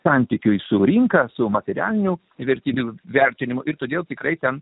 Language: Lithuanian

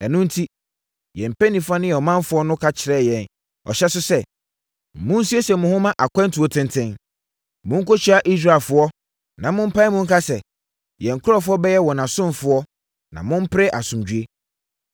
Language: Akan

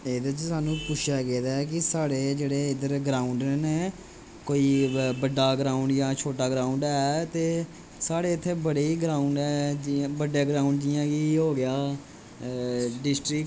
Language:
Dogri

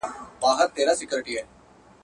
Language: Pashto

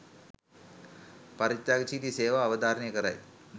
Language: Sinhala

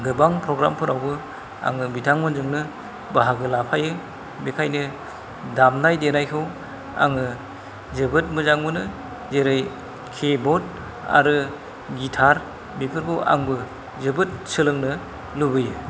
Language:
Bodo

